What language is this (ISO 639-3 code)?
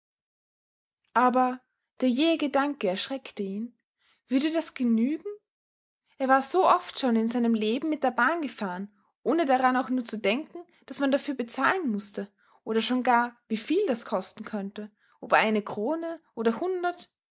deu